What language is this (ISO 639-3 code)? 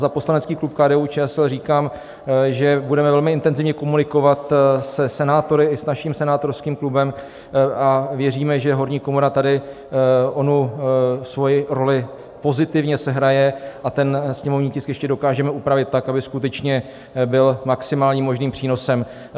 ces